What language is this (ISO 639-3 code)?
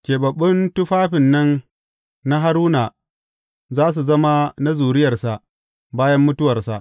hau